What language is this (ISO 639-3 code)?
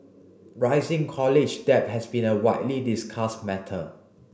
eng